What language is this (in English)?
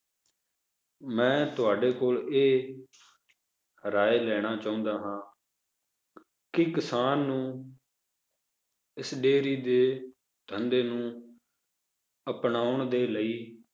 Punjabi